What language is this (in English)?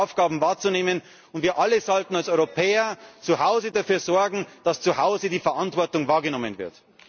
German